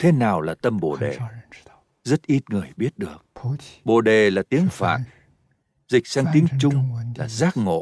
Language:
Vietnamese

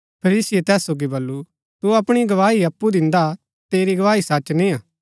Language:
Gaddi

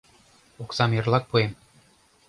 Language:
Mari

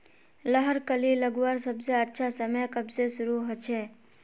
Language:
Magahi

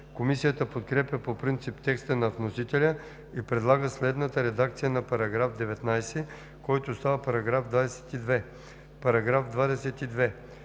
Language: Bulgarian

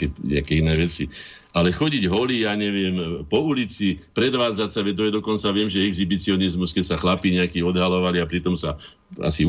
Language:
Slovak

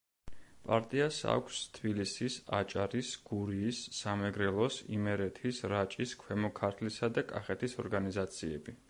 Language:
Georgian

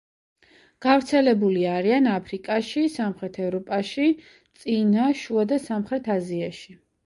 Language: Georgian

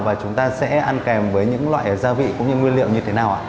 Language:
Vietnamese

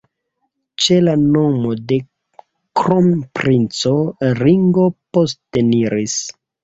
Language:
Esperanto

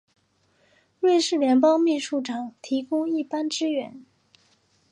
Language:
Chinese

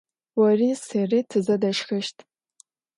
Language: Adyghe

